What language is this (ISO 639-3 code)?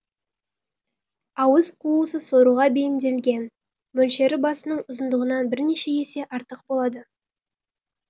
kaz